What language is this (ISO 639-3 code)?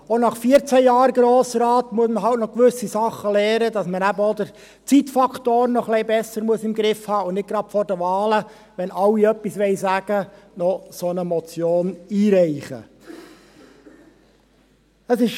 gsw